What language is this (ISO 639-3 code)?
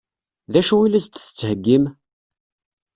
kab